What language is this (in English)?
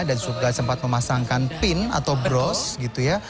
Indonesian